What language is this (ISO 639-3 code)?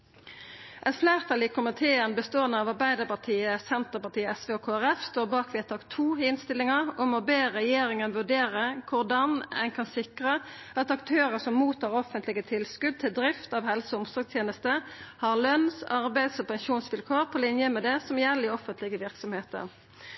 nno